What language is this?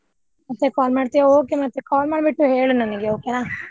Kannada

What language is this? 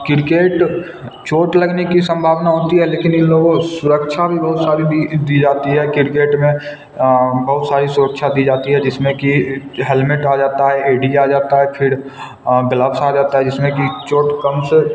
Hindi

